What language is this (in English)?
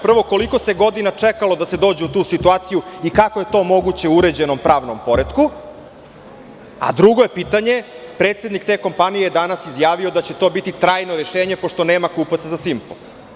Serbian